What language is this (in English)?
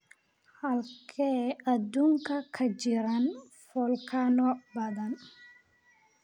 Somali